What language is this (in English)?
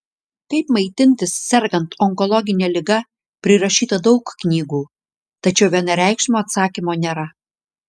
Lithuanian